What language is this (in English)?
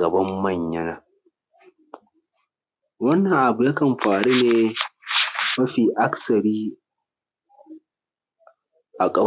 Hausa